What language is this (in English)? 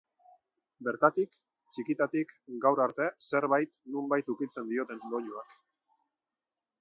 Basque